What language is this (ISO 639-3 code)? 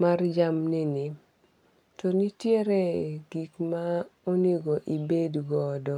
luo